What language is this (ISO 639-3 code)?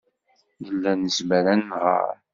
kab